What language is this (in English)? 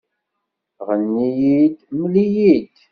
Kabyle